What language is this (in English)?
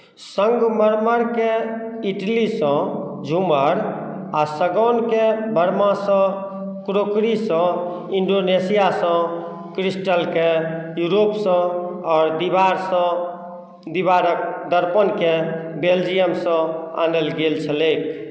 Maithili